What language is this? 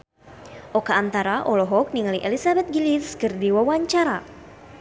Sundanese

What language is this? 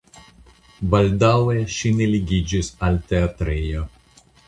Esperanto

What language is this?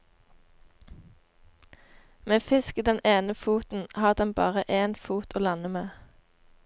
Norwegian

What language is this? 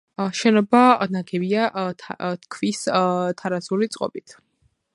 Georgian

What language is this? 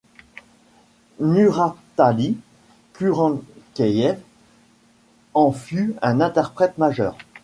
French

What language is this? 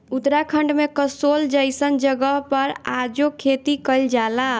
Bhojpuri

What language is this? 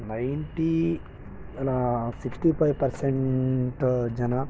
Kannada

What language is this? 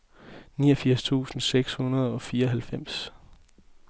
Danish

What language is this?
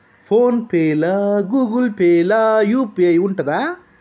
Telugu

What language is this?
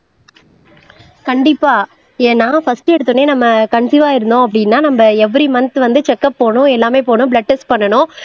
Tamil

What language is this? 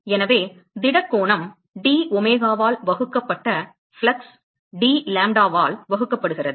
Tamil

